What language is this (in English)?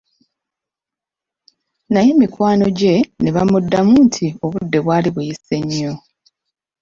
Ganda